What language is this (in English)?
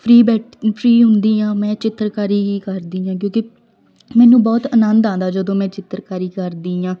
Punjabi